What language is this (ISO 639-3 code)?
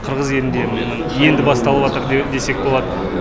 kaz